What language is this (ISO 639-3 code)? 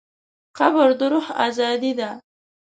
pus